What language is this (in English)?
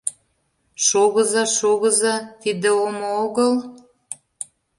Mari